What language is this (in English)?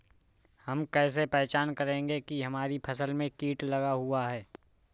Hindi